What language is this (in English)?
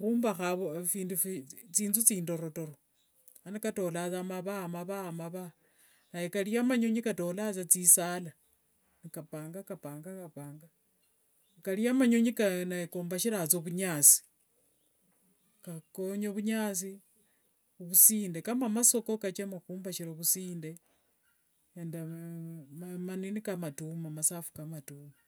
Wanga